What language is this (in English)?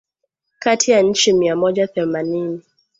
Swahili